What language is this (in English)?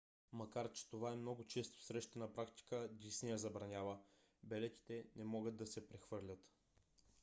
Bulgarian